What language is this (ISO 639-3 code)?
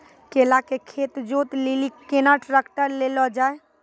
mai